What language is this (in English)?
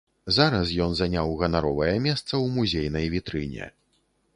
Belarusian